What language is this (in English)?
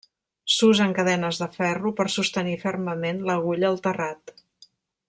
Catalan